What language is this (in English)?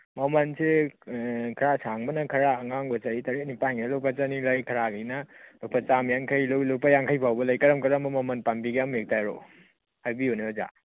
Manipuri